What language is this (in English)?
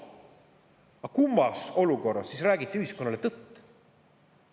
Estonian